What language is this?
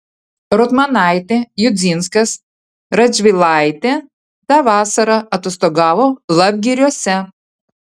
Lithuanian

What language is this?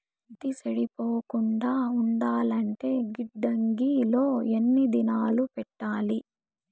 Telugu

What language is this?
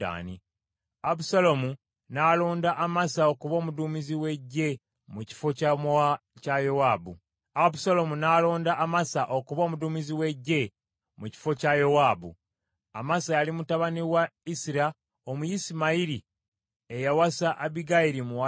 Ganda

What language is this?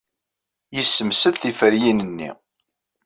Kabyle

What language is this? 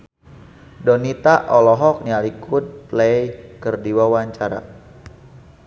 Sundanese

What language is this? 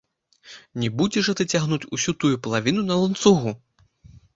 Belarusian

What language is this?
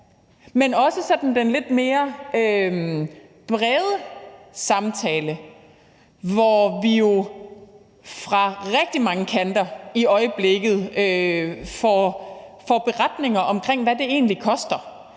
Danish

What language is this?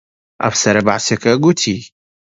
Central Kurdish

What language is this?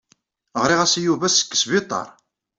Kabyle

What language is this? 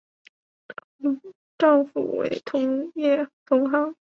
Chinese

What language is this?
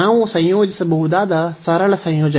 Kannada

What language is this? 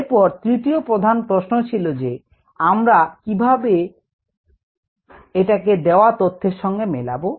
Bangla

